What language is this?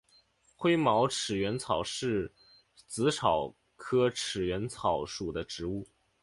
Chinese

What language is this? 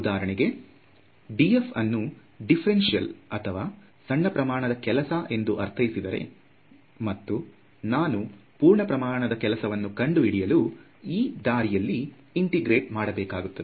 Kannada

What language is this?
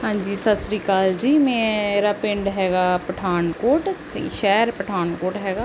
Punjabi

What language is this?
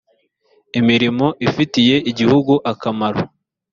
Kinyarwanda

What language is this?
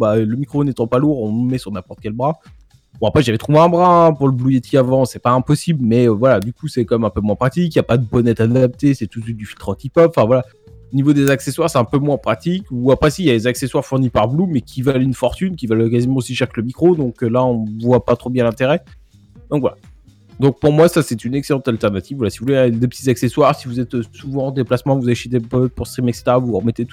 French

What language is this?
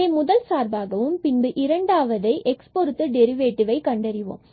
Tamil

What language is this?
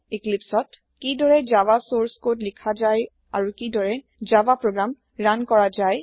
Assamese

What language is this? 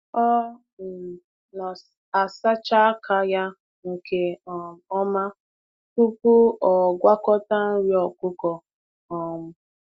Igbo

